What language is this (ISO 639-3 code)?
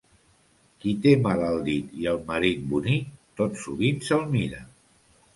cat